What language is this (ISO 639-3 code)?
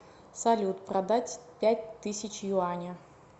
rus